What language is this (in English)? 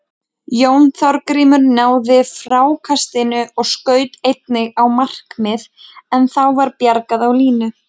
Icelandic